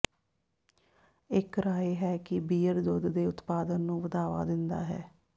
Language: Punjabi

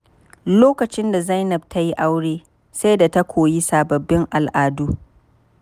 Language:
Hausa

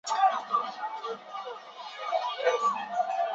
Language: Chinese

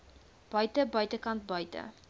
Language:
Afrikaans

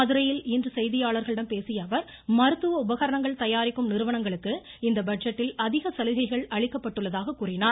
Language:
Tamil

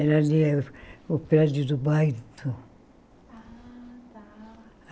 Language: Portuguese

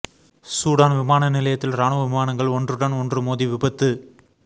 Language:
Tamil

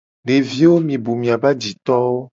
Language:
Gen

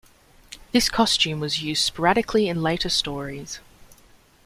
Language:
English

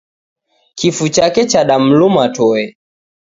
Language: Taita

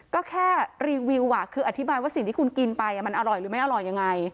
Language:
Thai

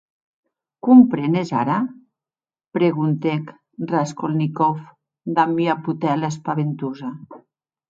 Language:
Occitan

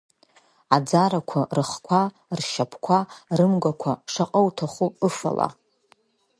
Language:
Abkhazian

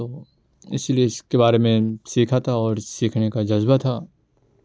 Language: Urdu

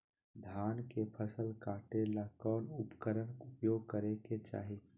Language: Magahi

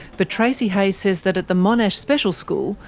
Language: English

